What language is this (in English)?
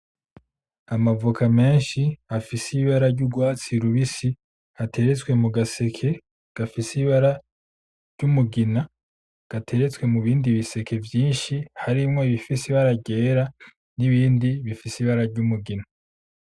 Rundi